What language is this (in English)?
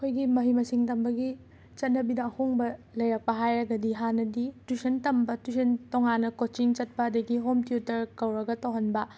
Manipuri